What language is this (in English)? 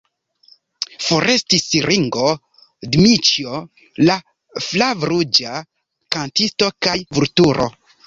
Esperanto